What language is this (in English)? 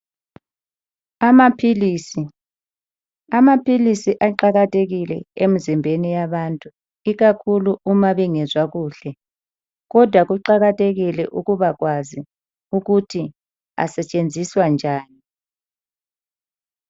North Ndebele